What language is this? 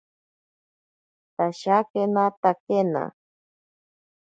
Ashéninka Perené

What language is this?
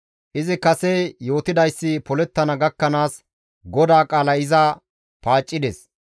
Gamo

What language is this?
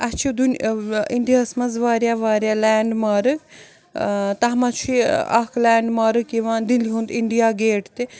Kashmiri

